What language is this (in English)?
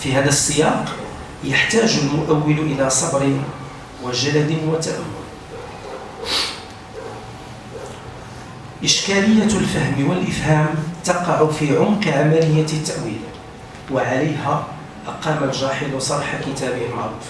Arabic